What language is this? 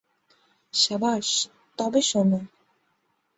Bangla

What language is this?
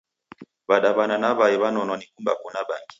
Taita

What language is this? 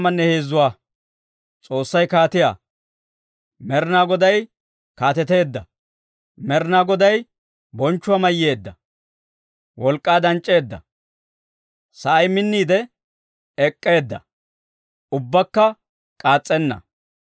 Dawro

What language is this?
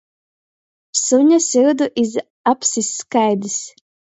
Latgalian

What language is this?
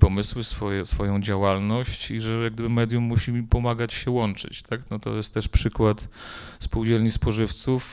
Polish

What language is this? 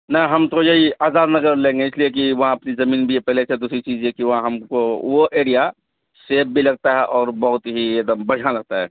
Urdu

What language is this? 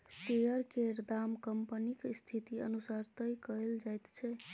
Maithili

